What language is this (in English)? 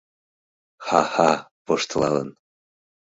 Mari